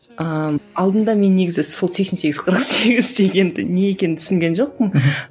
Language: Kazakh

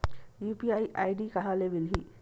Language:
Chhattisgarhi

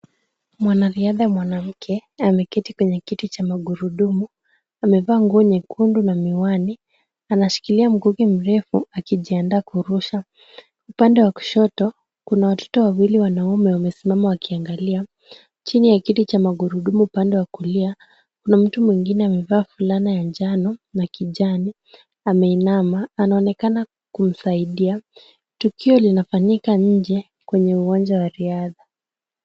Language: Swahili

